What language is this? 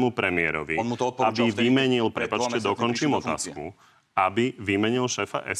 Slovak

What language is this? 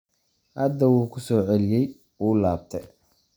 Somali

